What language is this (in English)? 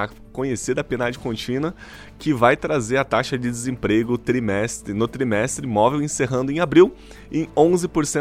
Portuguese